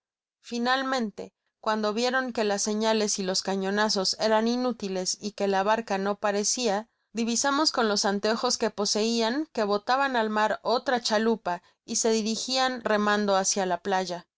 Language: Spanish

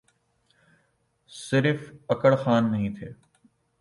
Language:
Urdu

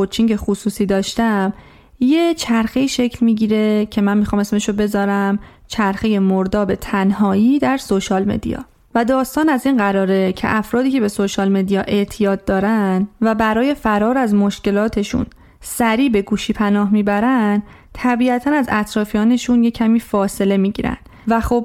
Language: Persian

